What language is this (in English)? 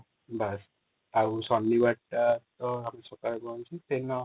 Odia